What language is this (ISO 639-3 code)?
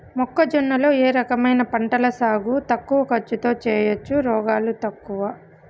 tel